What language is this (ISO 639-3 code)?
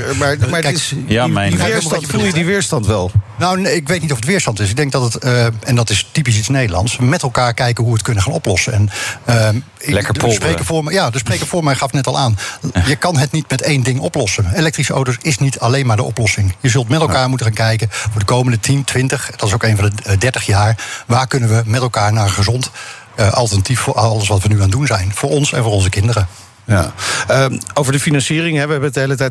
nld